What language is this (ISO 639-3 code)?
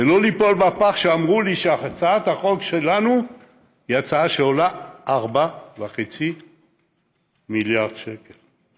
heb